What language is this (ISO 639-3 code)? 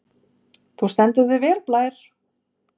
isl